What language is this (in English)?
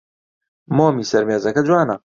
Central Kurdish